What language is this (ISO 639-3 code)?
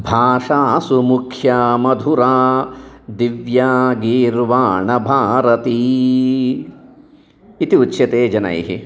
san